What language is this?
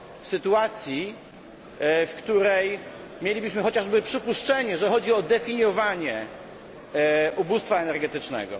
Polish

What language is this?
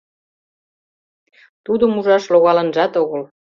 Mari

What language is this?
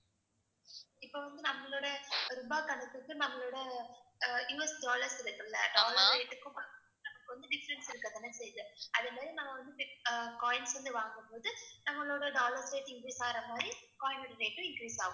Tamil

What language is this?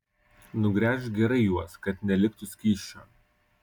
Lithuanian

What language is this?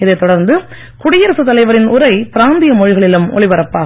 Tamil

